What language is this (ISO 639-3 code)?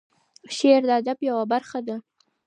pus